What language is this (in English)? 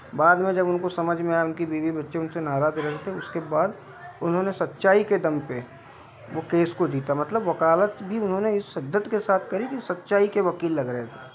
Hindi